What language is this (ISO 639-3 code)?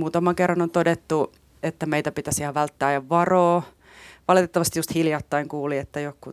fin